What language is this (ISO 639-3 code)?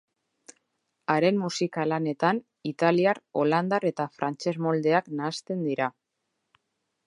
eus